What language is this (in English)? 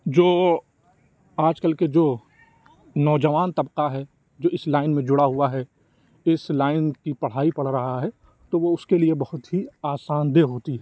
Urdu